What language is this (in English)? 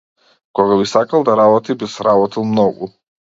Macedonian